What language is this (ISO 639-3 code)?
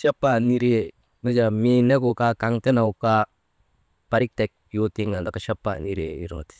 mde